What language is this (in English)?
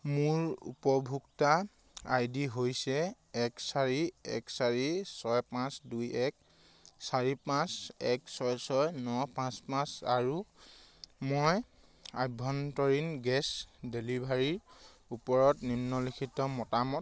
Assamese